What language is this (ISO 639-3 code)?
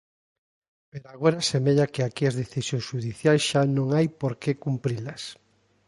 glg